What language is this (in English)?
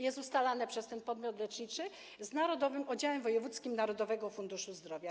Polish